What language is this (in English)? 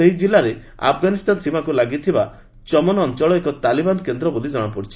Odia